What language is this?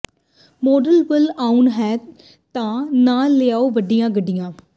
Punjabi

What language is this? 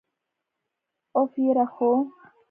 Pashto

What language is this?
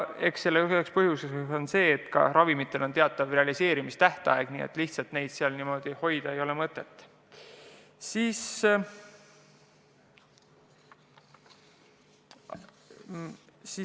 Estonian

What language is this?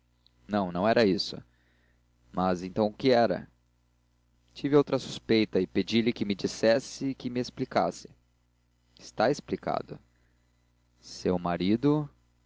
Portuguese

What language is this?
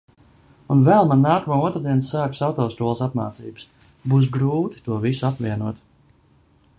Latvian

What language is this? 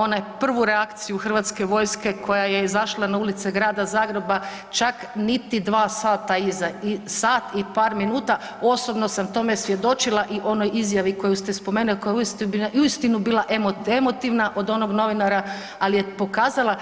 Croatian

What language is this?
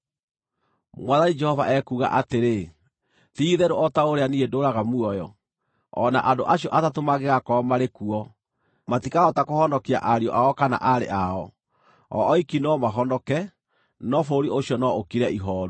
Kikuyu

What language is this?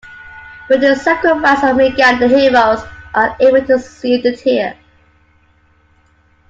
English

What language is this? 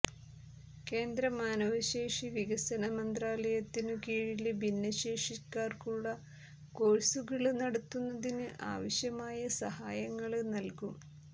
Malayalam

